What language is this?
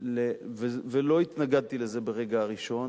Hebrew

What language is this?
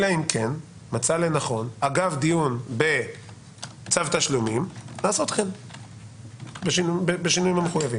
Hebrew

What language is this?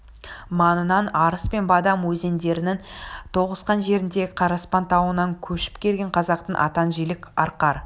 Kazakh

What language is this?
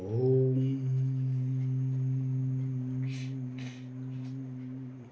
Sanskrit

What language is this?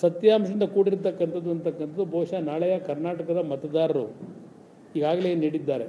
Kannada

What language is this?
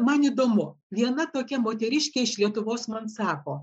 Lithuanian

